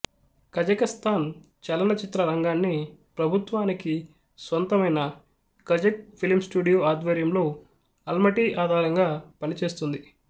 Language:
Telugu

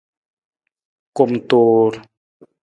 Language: Nawdm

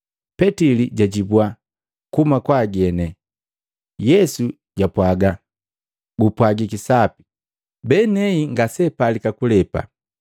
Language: Matengo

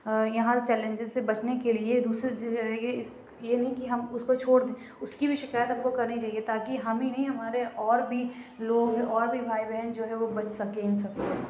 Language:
Urdu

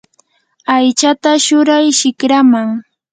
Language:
Yanahuanca Pasco Quechua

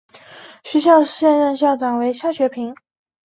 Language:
Chinese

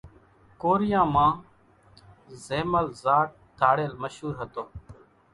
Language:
Kachi Koli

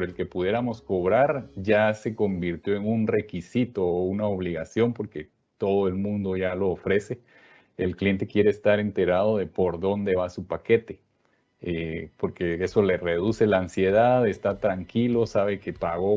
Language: Spanish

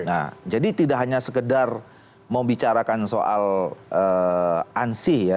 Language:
Indonesian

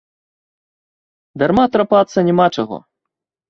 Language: Belarusian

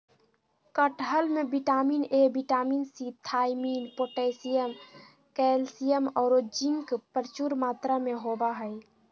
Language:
Magahi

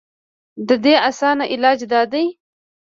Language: Pashto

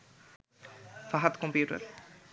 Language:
Bangla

